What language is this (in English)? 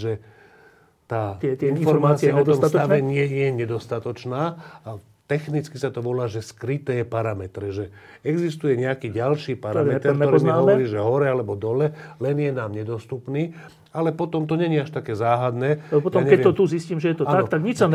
Slovak